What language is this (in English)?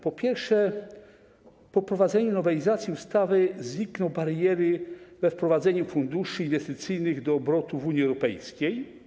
Polish